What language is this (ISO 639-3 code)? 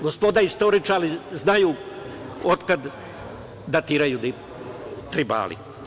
srp